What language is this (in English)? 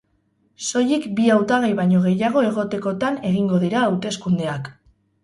Basque